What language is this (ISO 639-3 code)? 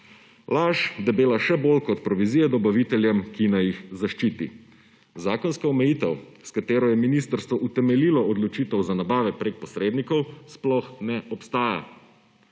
slv